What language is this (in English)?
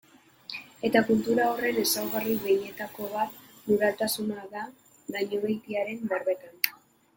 Basque